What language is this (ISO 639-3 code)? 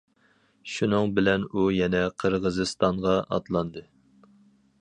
uig